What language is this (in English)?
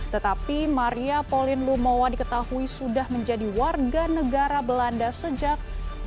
Indonesian